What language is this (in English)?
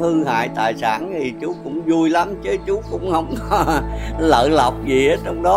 Vietnamese